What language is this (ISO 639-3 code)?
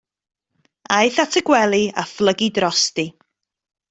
cym